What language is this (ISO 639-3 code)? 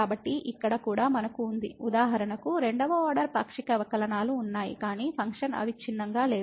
tel